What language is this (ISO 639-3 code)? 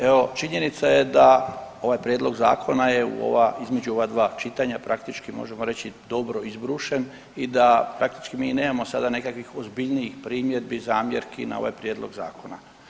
hrv